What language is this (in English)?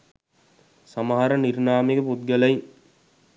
Sinhala